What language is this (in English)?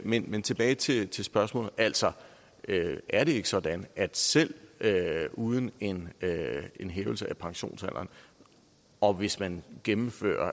Danish